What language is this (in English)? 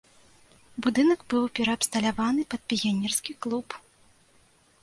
Belarusian